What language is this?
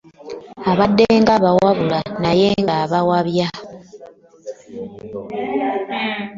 Ganda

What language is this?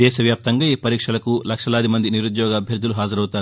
Telugu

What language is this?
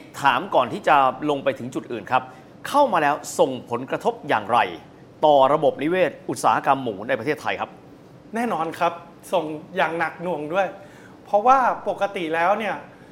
Thai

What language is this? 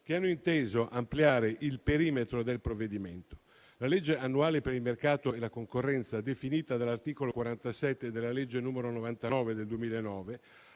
Italian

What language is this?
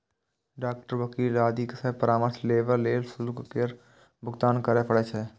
Maithili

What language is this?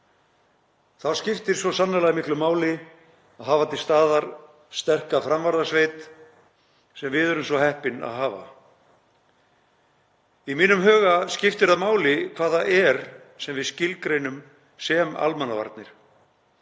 Icelandic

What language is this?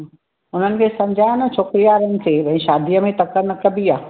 Sindhi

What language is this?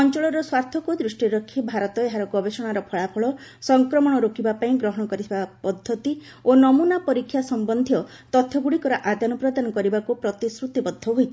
Odia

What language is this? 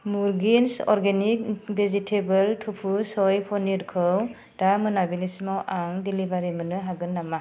Bodo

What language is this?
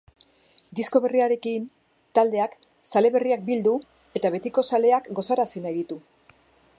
Basque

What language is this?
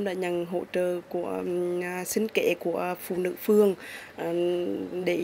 Vietnamese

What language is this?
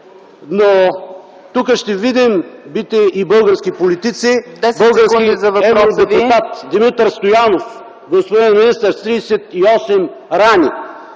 Bulgarian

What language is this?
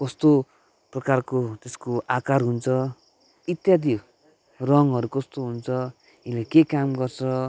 Nepali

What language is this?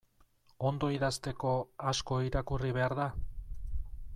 Basque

